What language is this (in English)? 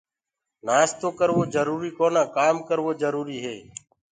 Gurgula